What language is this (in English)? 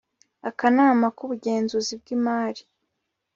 Kinyarwanda